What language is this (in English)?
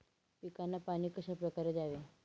Marathi